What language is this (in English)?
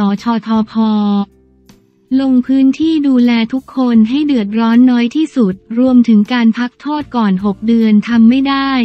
Thai